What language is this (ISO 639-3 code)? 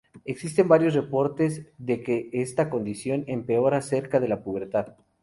spa